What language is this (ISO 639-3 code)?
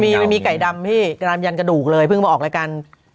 tha